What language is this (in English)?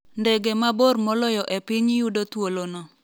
Luo (Kenya and Tanzania)